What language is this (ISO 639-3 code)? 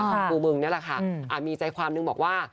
tha